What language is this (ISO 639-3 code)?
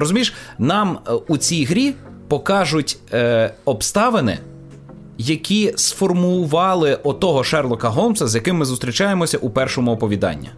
ukr